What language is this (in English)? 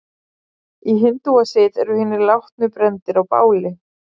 Icelandic